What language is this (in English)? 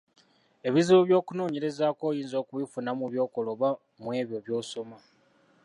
Ganda